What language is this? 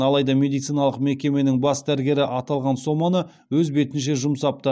Kazakh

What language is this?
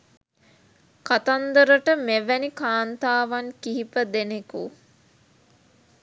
Sinhala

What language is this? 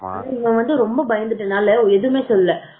Tamil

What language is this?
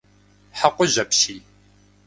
Kabardian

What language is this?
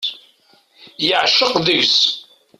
Kabyle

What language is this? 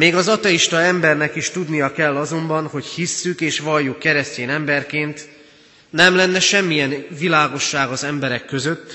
Hungarian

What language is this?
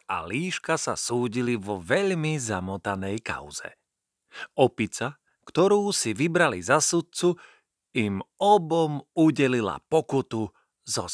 Slovak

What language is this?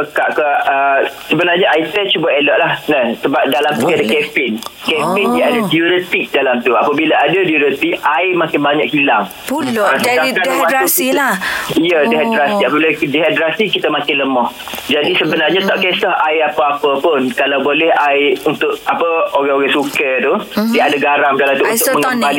Malay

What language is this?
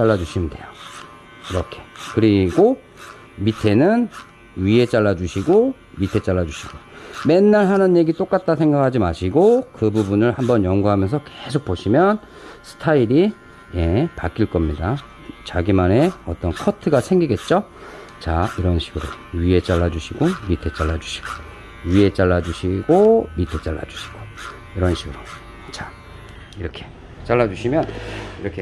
Korean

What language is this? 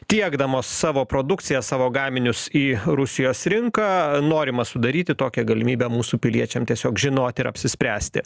Lithuanian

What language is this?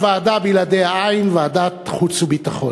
Hebrew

